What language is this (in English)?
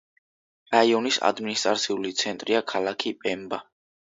Georgian